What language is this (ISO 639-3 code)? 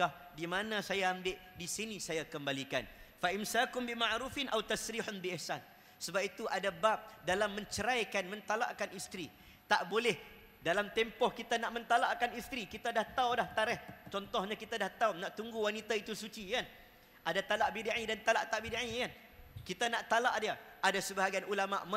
msa